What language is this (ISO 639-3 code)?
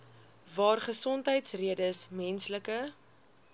afr